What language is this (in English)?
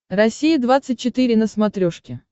Russian